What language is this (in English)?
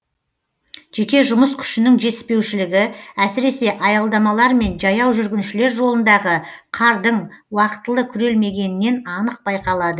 Kazakh